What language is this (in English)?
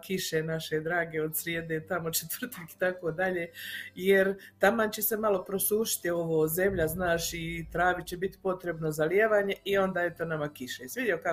Croatian